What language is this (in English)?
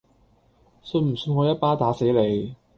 Cantonese